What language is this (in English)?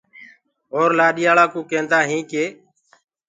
Gurgula